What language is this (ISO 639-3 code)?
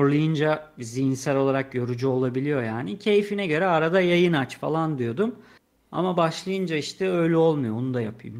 tur